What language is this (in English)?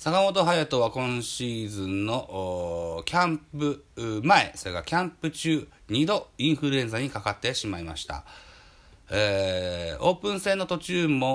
Japanese